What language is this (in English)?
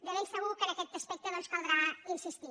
Catalan